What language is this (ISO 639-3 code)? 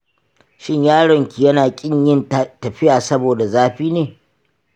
hau